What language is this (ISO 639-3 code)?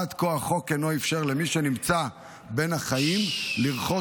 heb